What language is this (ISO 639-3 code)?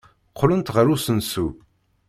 kab